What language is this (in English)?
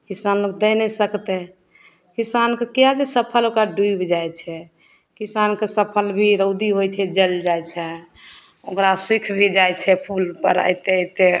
Maithili